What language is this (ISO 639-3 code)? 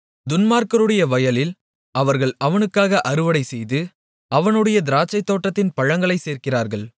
tam